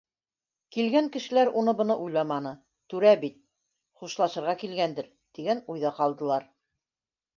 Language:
Bashkir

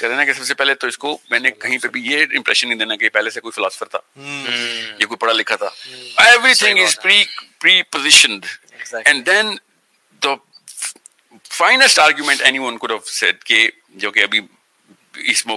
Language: Urdu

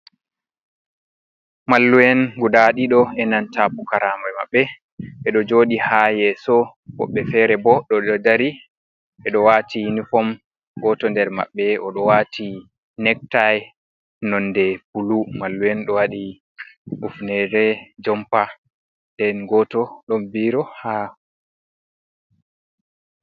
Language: Fula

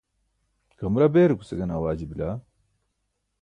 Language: Burushaski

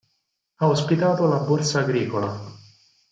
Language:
Italian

